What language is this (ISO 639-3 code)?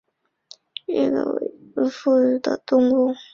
zho